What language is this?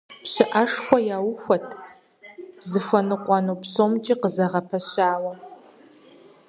Kabardian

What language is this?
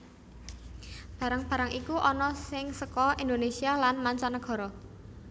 Javanese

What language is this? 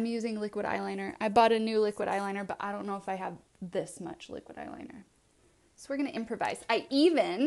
English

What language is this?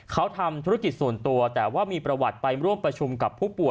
Thai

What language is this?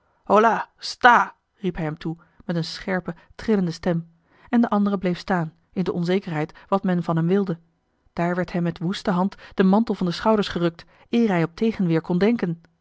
Dutch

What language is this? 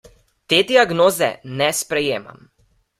Slovenian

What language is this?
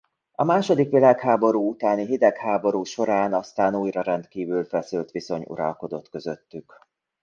Hungarian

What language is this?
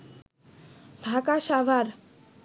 Bangla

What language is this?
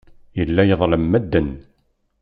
Kabyle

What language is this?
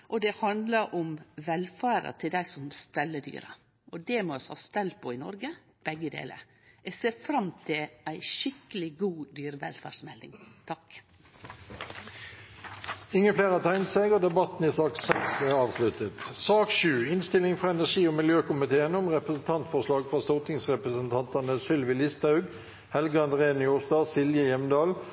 Norwegian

